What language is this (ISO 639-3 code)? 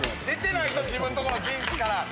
jpn